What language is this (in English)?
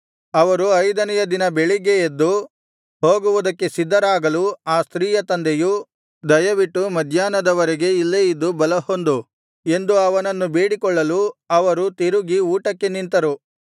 Kannada